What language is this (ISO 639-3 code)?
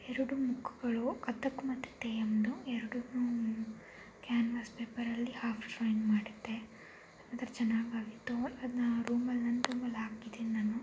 kan